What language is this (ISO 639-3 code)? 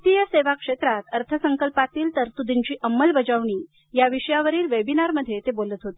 mar